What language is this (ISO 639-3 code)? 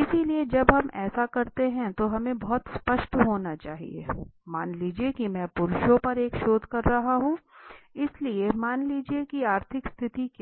hin